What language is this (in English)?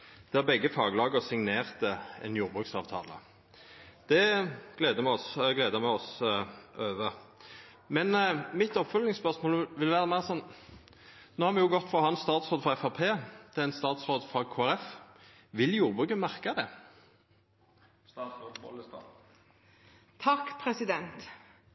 Norwegian Nynorsk